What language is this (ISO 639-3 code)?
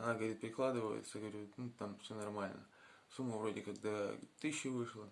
rus